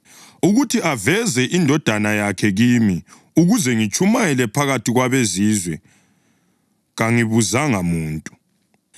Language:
North Ndebele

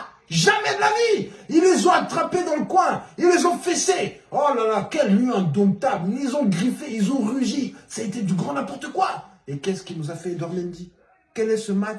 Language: French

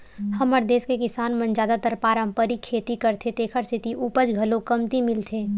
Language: Chhattisgarhi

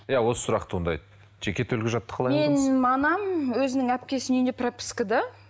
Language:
Kazakh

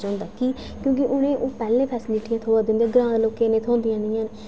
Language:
Dogri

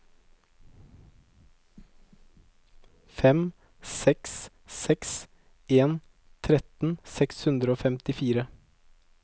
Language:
Norwegian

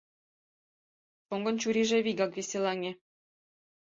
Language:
Mari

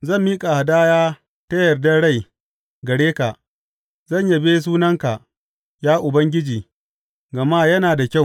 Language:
Hausa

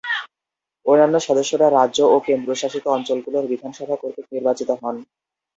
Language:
Bangla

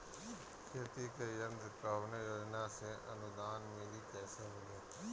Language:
Bhojpuri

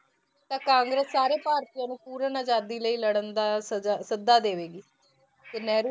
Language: Punjabi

